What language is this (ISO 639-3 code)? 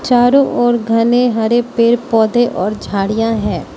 hin